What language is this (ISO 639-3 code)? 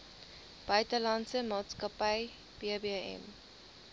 afr